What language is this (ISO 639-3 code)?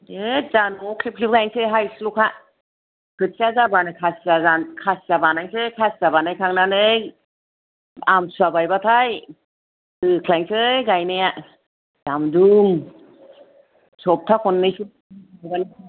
brx